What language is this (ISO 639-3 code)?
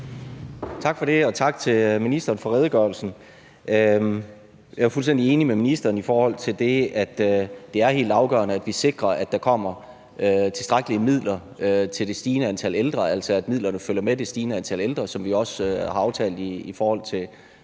dan